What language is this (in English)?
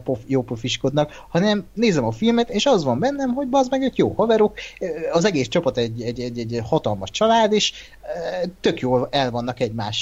Hungarian